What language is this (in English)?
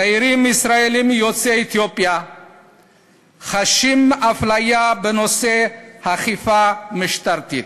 Hebrew